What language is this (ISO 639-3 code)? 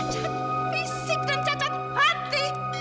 ind